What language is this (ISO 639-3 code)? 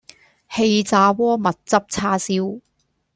yue